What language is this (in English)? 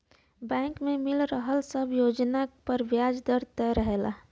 Bhojpuri